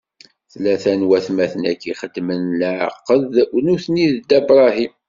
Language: Kabyle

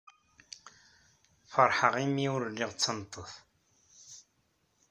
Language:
Kabyle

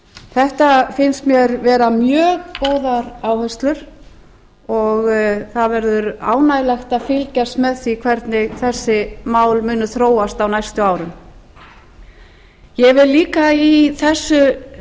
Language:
Icelandic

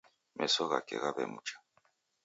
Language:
Taita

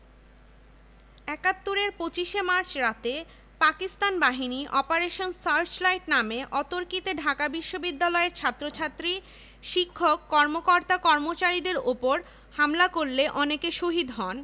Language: Bangla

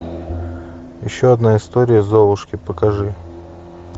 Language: Russian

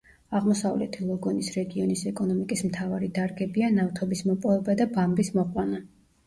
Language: Georgian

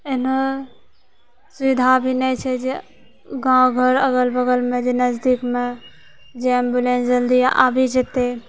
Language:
Maithili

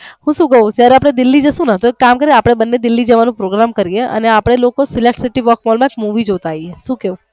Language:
Gujarati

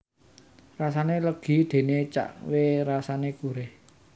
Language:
Javanese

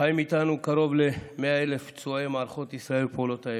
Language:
Hebrew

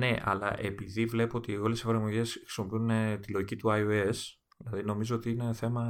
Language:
Greek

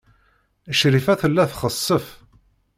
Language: Kabyle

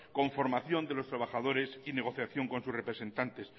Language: Spanish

